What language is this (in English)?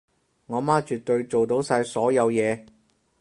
Cantonese